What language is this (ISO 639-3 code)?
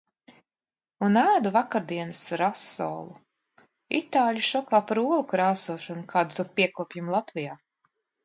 lav